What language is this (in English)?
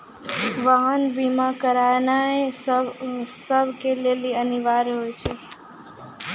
Maithili